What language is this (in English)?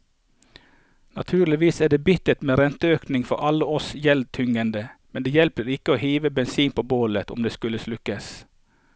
Norwegian